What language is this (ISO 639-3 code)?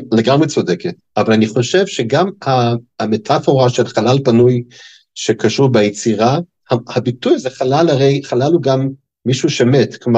heb